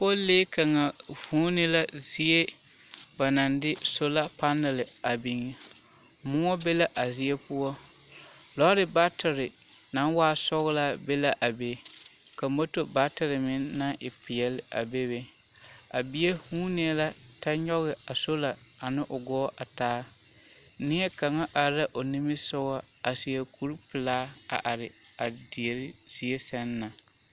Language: Southern Dagaare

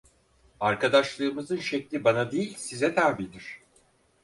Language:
Turkish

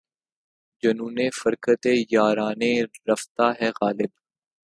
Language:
Urdu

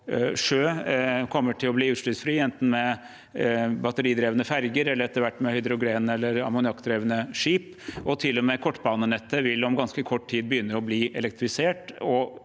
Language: Norwegian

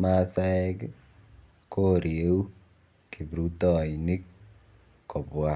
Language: Kalenjin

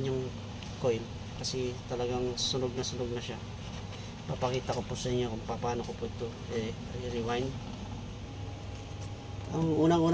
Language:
Filipino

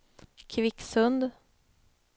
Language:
Swedish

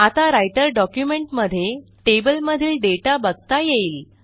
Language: Marathi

